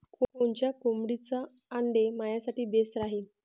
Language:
Marathi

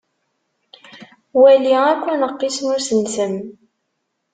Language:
Kabyle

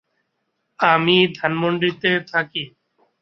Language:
Bangla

